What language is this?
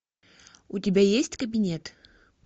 Russian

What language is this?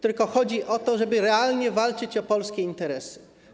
Polish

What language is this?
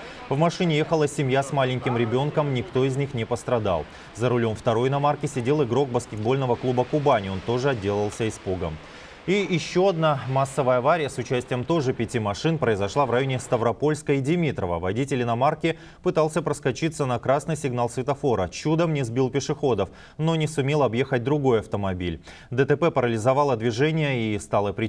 Russian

